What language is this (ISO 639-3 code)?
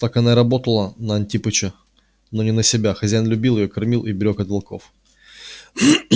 rus